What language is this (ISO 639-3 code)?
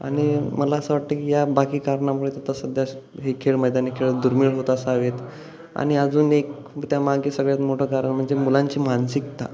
mar